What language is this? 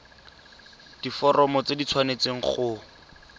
Tswana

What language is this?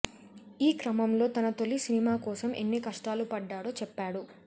Telugu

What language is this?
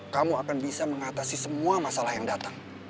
Indonesian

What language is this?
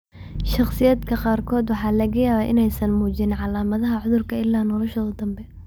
Somali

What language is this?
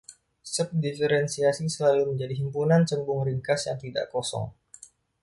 Indonesian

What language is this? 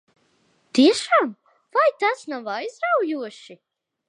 Latvian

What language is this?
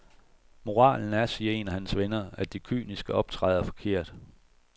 Danish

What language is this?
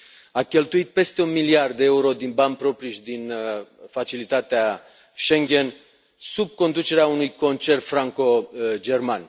Romanian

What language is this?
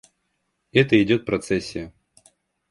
Russian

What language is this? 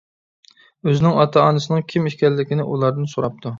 Uyghur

